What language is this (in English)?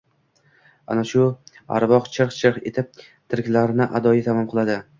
Uzbek